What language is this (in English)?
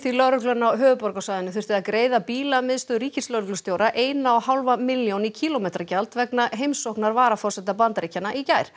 Icelandic